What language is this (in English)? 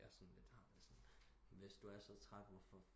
Danish